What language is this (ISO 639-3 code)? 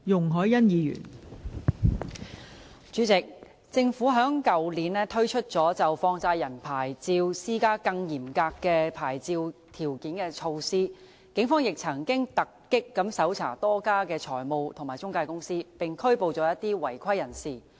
yue